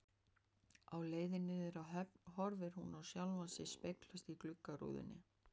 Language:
Icelandic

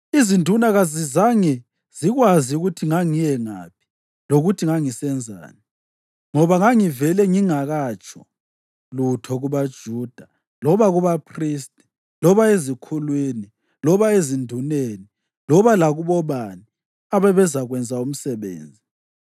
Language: North Ndebele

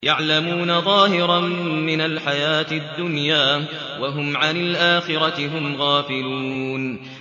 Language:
Arabic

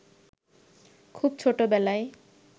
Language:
Bangla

